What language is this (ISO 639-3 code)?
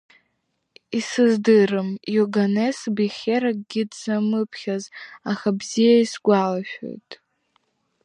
abk